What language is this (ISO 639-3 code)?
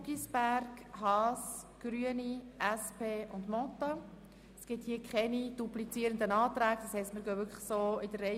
gsw